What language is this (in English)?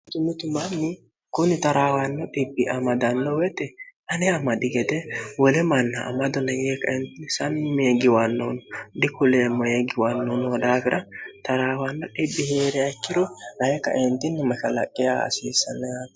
Sidamo